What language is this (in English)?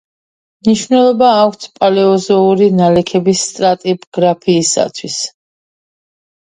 Georgian